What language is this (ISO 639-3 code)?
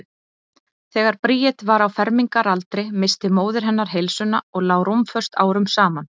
isl